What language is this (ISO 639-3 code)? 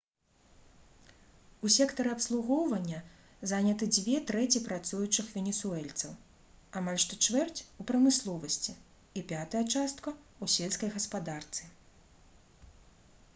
bel